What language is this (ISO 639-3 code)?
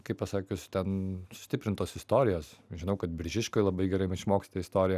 lit